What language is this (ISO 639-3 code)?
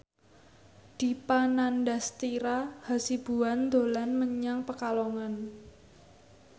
jav